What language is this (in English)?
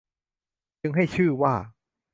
Thai